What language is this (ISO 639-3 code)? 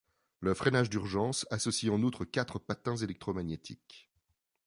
fra